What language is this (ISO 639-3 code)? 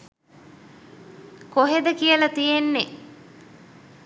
sin